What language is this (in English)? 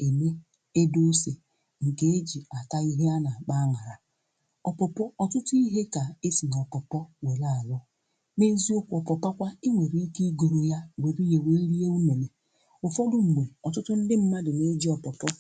Igbo